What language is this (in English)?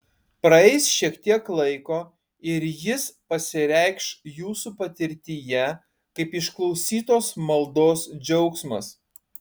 Lithuanian